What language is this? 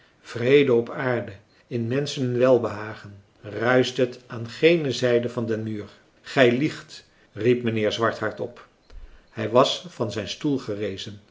Dutch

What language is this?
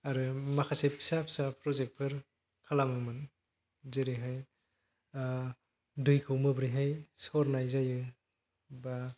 Bodo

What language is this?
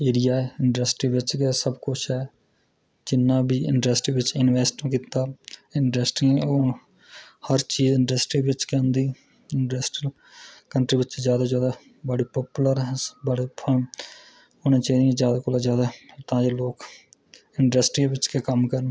Dogri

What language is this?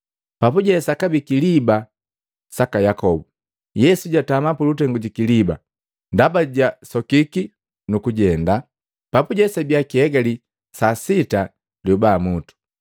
Matengo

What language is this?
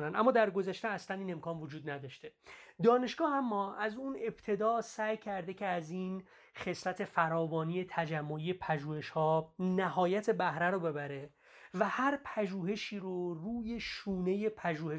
Persian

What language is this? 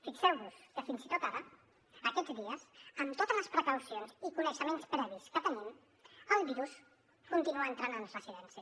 Catalan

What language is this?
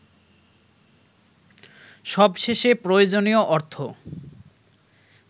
Bangla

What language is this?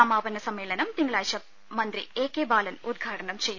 Malayalam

